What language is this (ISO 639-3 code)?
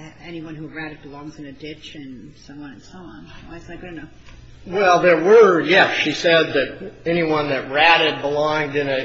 eng